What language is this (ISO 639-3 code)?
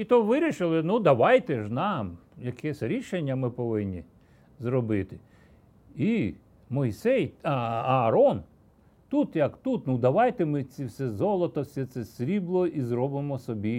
ukr